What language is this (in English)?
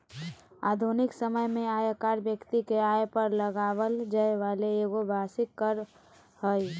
Magahi